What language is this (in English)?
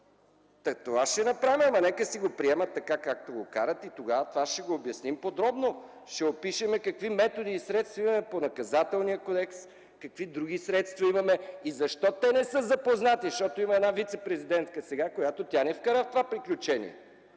Bulgarian